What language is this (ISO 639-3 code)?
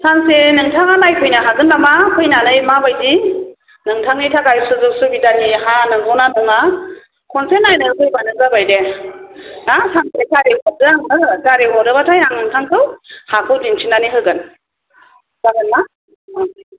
brx